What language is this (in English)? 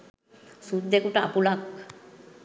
Sinhala